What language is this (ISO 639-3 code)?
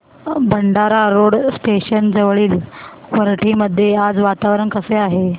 mar